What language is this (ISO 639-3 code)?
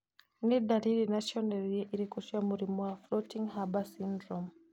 kik